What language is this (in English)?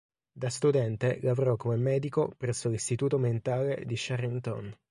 Italian